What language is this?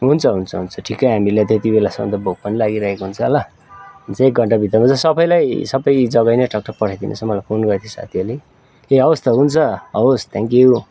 Nepali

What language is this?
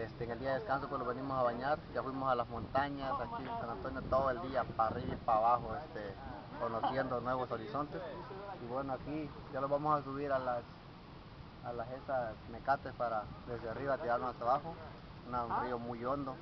Spanish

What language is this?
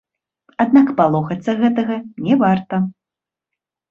Belarusian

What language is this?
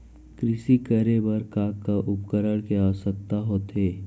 Chhattisgarhi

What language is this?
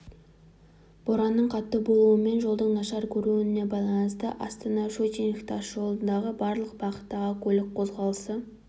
Kazakh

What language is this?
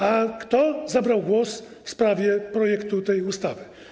Polish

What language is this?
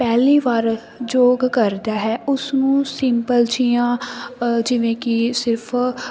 Punjabi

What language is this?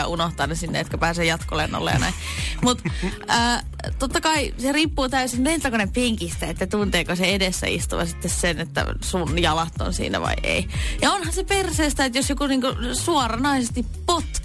Finnish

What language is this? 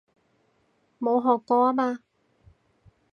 Cantonese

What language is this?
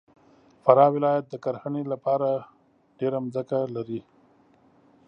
Pashto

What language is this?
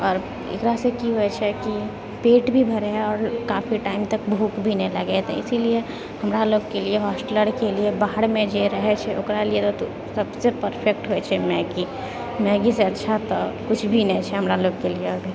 Maithili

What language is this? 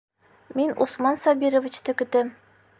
Bashkir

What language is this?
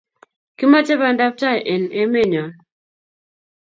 Kalenjin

